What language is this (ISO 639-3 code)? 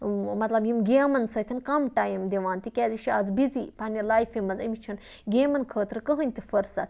kas